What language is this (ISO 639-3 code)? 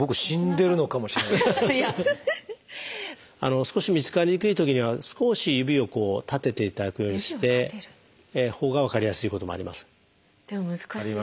jpn